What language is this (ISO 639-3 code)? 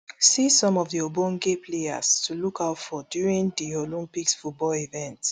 pcm